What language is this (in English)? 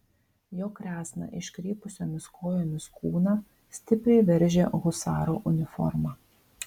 Lithuanian